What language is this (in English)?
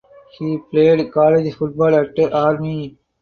English